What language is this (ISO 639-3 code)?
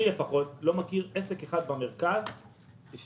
heb